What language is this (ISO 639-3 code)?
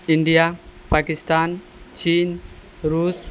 mai